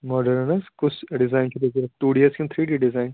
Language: Kashmiri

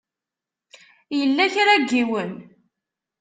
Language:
Kabyle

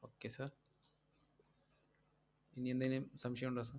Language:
Malayalam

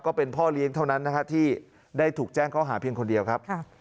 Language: Thai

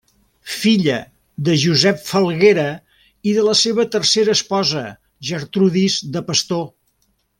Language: Catalan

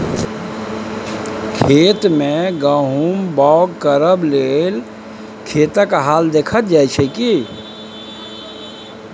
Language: Maithili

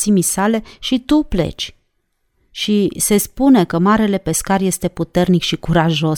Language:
Romanian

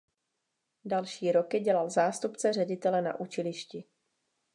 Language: Czech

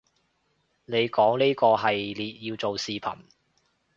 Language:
Cantonese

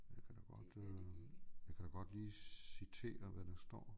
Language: Danish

